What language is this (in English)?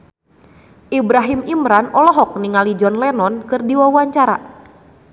Sundanese